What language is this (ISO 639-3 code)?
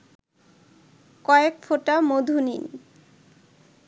ben